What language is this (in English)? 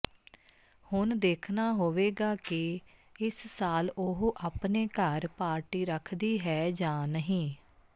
Punjabi